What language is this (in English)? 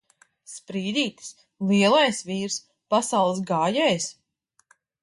Latvian